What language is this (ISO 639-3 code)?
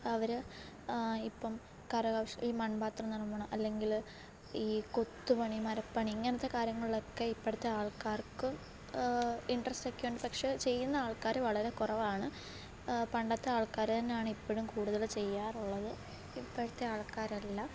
mal